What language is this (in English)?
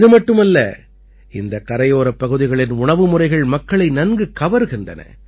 Tamil